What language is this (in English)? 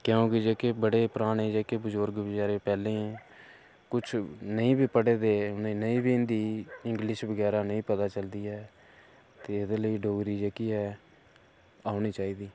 Dogri